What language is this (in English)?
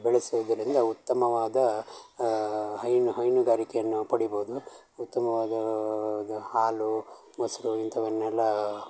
Kannada